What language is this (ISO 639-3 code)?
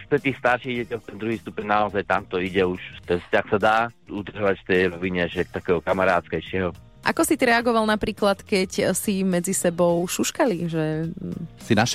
slk